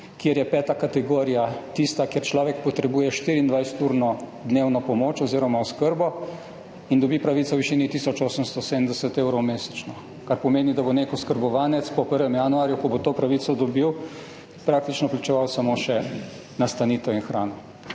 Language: Slovenian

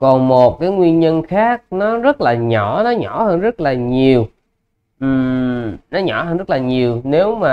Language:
Vietnamese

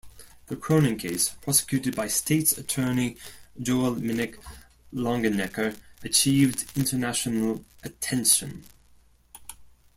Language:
English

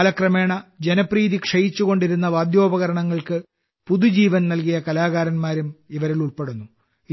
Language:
Malayalam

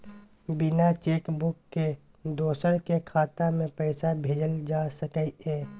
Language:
Maithili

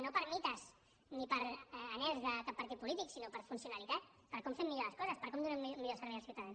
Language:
Catalan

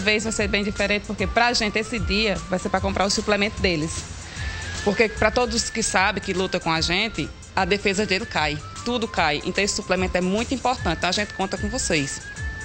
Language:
Portuguese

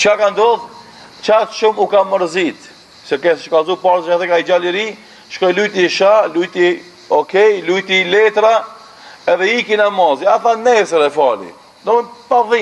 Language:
Romanian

